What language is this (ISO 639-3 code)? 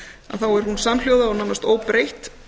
isl